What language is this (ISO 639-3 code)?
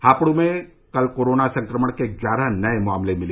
hin